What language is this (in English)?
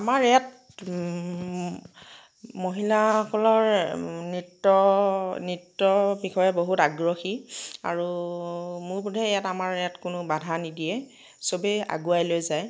Assamese